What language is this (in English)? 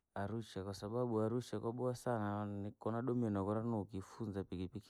Langi